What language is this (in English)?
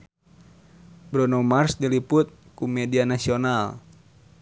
Sundanese